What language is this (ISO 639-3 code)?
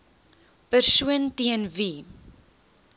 afr